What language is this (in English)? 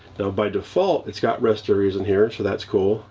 English